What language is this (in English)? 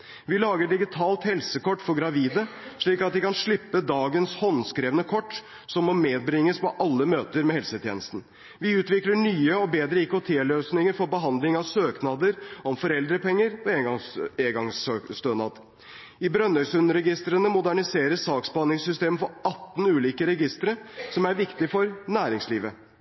Norwegian Bokmål